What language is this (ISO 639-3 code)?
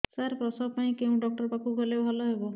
ori